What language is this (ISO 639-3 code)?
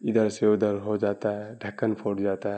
urd